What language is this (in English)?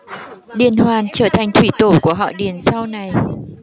Vietnamese